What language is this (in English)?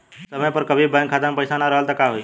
Bhojpuri